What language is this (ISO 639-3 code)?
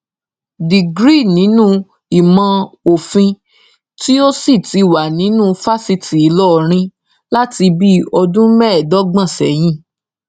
yor